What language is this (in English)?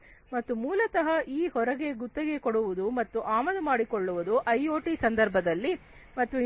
Kannada